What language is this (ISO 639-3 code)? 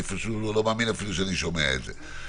heb